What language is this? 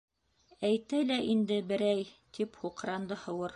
Bashkir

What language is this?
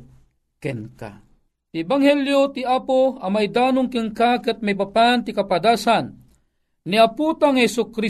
Filipino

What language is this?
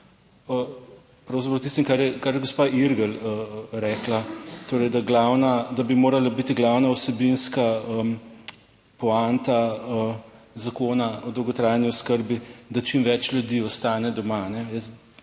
Slovenian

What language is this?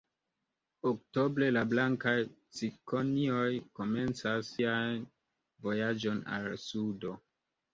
Esperanto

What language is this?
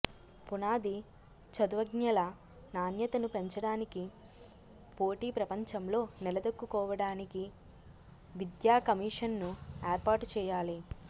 Telugu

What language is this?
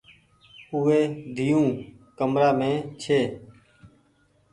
Goaria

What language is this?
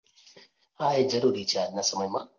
Gujarati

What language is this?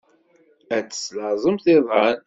Kabyle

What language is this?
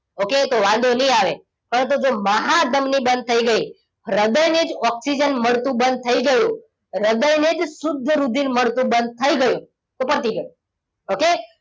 Gujarati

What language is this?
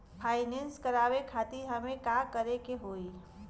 Bhojpuri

